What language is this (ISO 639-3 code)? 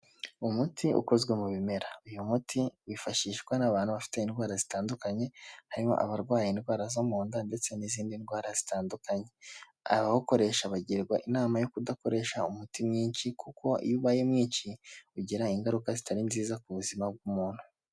kin